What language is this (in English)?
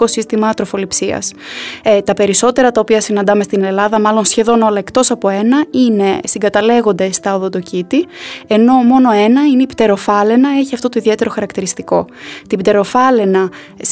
Greek